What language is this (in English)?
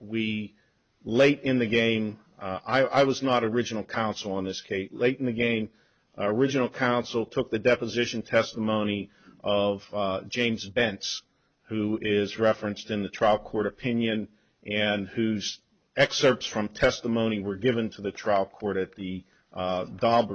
English